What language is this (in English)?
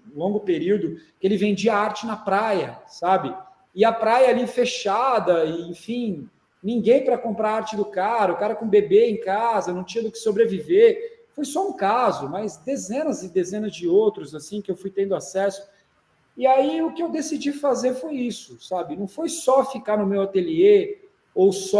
Portuguese